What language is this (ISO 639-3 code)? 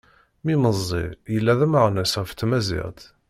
kab